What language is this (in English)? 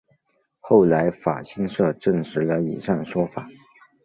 Chinese